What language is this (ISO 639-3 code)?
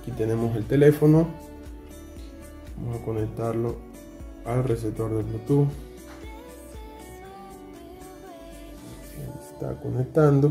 spa